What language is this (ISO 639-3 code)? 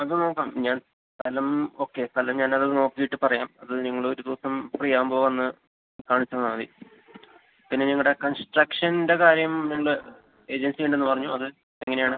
mal